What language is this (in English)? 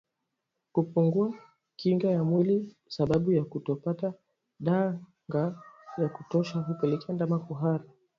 Swahili